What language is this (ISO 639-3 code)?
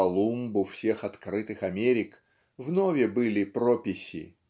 rus